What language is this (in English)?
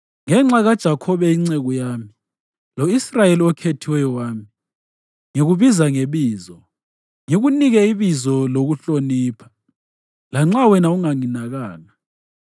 North Ndebele